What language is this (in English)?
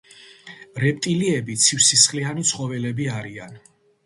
Georgian